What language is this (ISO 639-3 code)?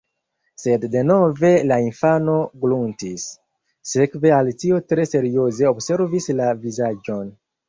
epo